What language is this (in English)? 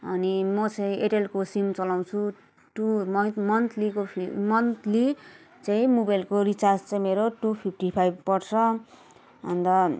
Nepali